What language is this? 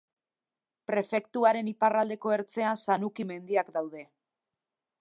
Basque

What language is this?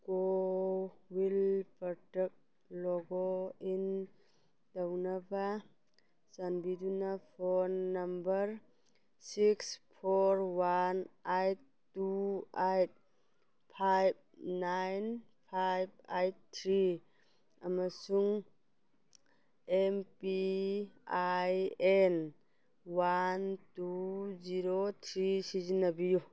Manipuri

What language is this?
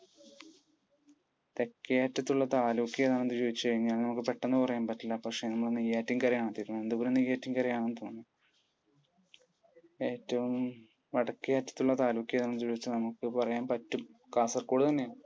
Malayalam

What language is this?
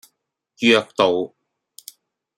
Cantonese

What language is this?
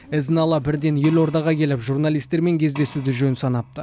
Kazakh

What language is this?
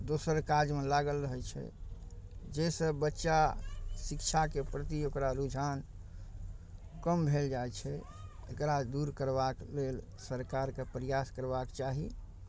Maithili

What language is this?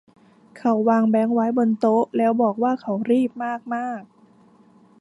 Thai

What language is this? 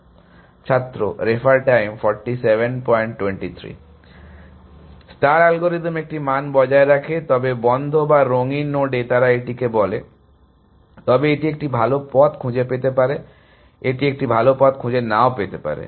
Bangla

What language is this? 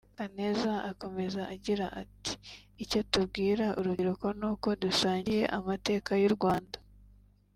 Kinyarwanda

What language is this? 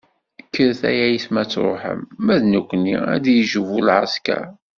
Kabyle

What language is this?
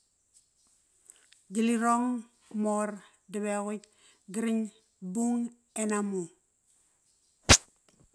Kairak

